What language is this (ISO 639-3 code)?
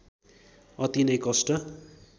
nep